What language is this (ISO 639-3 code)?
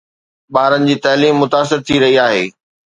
snd